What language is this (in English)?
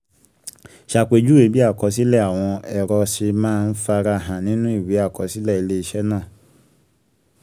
Yoruba